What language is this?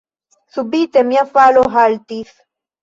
Esperanto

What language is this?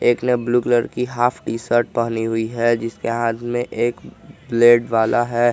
Hindi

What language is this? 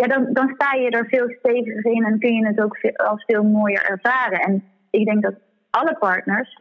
Dutch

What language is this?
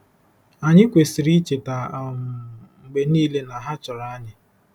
Igbo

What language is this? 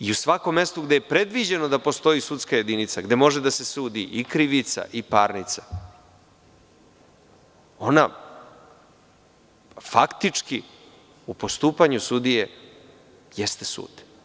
Serbian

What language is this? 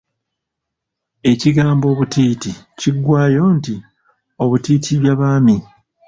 Ganda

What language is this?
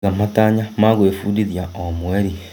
Kikuyu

